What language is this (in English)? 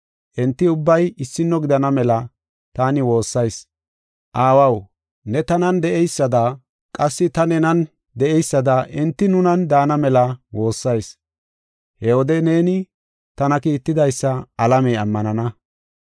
Gofa